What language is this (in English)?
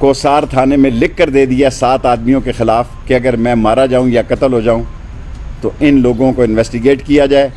Urdu